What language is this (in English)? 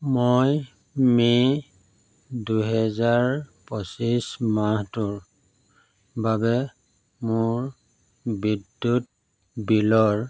Assamese